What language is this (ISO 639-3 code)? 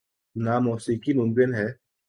urd